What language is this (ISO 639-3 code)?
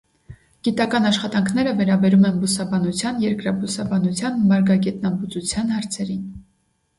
hye